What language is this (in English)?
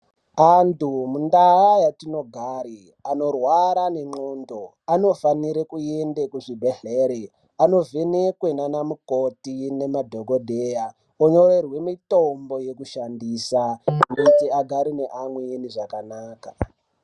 Ndau